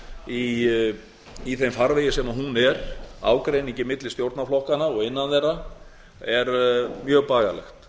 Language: Icelandic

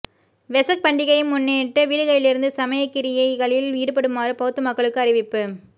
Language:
Tamil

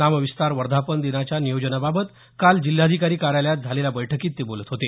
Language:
Marathi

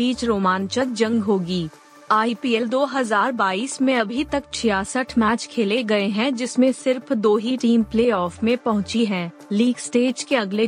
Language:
Hindi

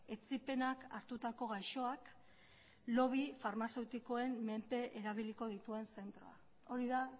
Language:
Basque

